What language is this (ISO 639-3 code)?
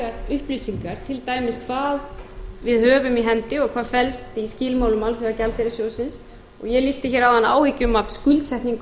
isl